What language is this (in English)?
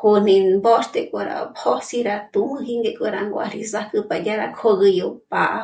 Michoacán Mazahua